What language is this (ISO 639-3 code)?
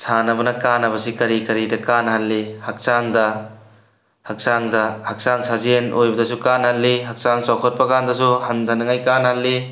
mni